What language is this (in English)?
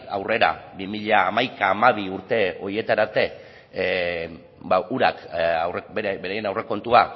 Basque